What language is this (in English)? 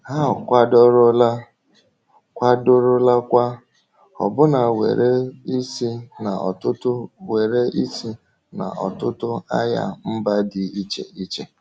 Igbo